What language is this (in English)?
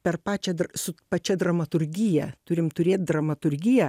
Lithuanian